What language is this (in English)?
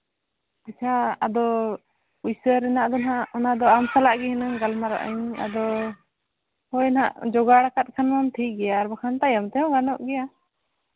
Santali